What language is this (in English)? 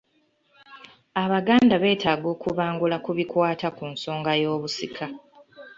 Ganda